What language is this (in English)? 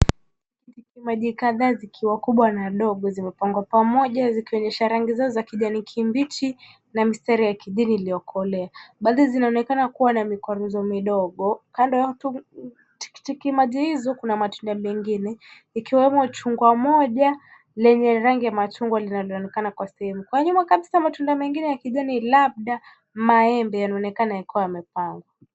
Swahili